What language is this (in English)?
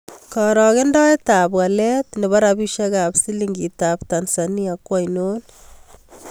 Kalenjin